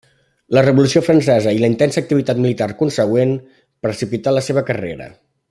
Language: Catalan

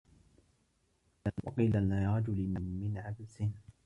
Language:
Arabic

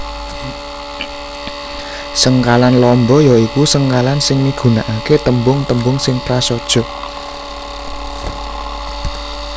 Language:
Javanese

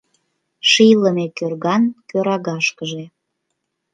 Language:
Mari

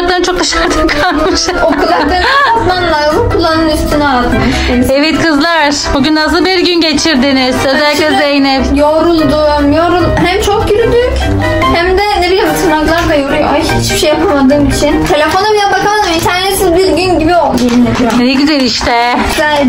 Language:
Turkish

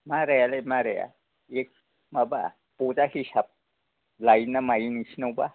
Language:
Bodo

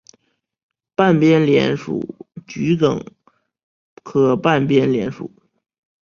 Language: Chinese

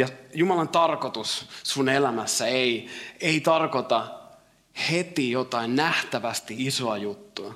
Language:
Finnish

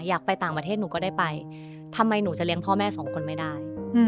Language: Thai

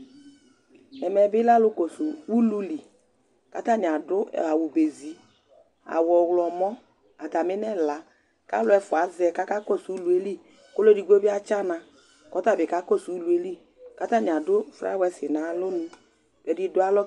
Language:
Ikposo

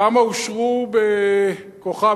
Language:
Hebrew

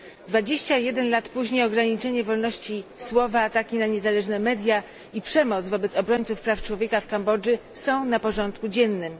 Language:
Polish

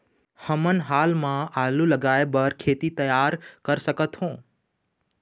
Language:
Chhattisgarhi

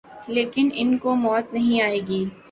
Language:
Urdu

